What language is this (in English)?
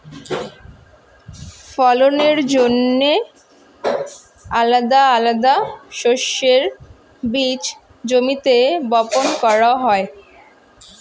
Bangla